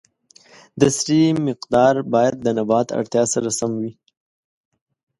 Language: Pashto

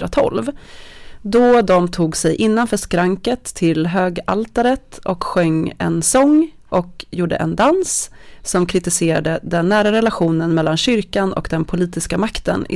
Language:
Swedish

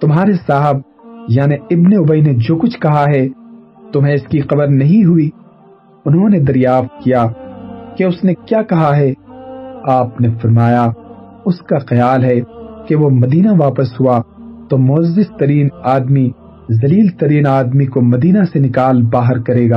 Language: Urdu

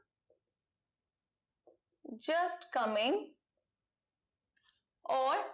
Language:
Bangla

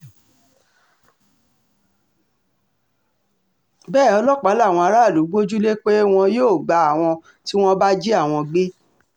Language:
Yoruba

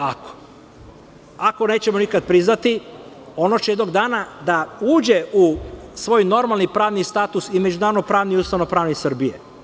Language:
Serbian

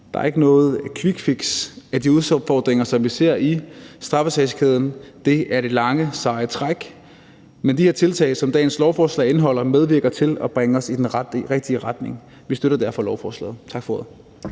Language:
Danish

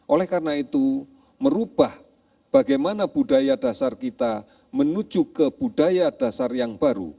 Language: Indonesian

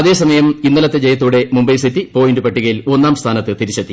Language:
Malayalam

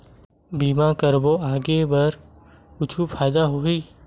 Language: Chhattisgarhi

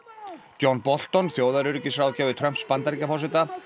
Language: Icelandic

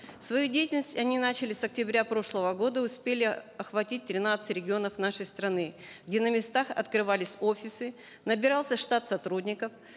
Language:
Kazakh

